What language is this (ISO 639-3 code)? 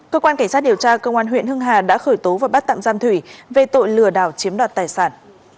vie